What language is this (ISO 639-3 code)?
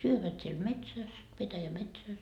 fin